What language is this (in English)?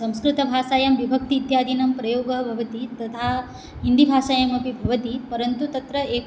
Sanskrit